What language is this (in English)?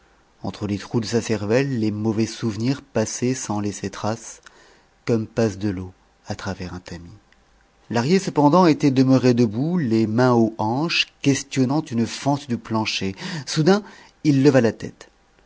French